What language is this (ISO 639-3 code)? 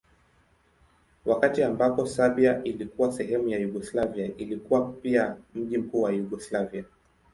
swa